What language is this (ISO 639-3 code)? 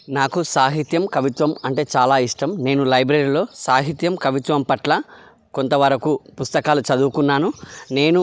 tel